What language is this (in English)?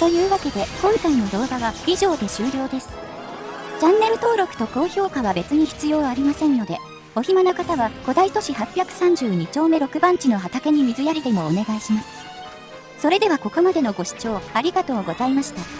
Japanese